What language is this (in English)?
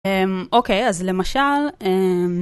Hebrew